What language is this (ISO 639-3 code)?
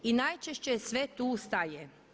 hrv